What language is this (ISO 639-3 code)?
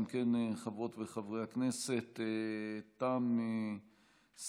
heb